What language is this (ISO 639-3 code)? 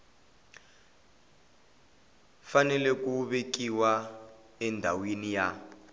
tso